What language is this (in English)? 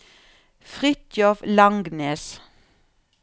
Norwegian